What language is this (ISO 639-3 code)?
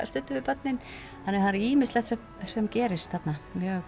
isl